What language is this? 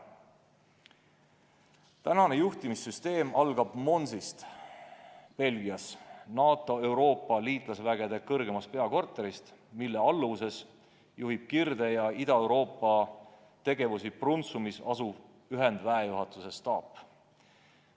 Estonian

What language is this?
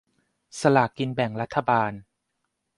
Thai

